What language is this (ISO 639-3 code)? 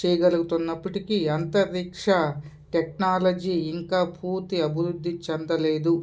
tel